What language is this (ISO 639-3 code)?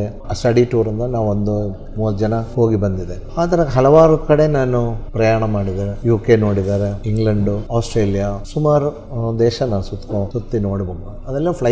kan